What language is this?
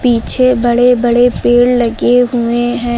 Hindi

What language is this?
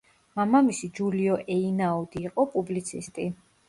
Georgian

